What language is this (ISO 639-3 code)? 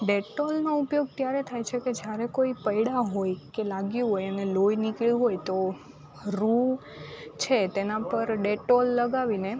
guj